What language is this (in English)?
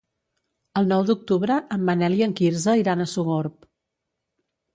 Catalan